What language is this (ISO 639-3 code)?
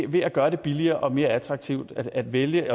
dan